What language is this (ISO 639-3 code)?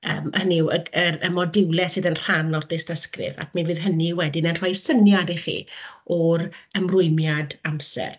cym